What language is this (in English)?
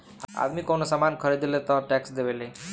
Bhojpuri